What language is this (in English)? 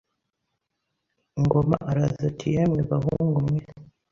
Kinyarwanda